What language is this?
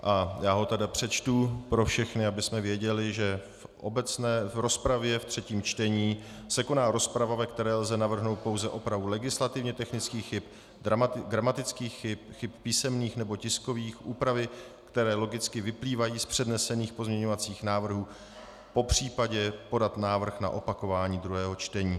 Czech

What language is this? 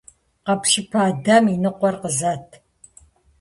Kabardian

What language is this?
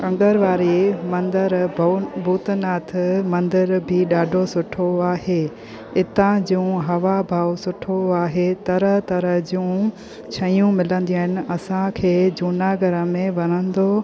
Sindhi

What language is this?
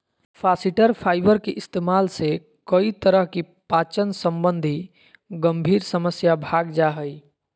Magahi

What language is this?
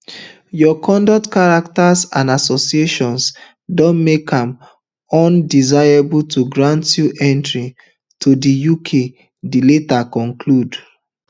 Nigerian Pidgin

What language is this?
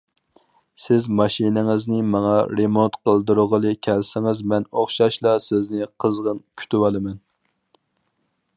Uyghur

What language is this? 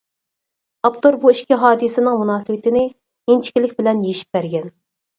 Uyghur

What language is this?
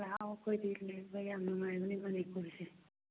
Manipuri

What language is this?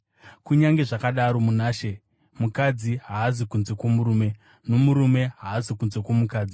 Shona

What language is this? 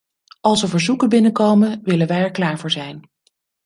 Dutch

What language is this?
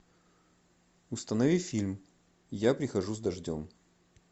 Russian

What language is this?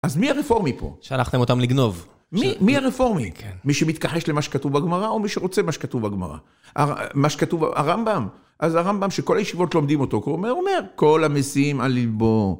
Hebrew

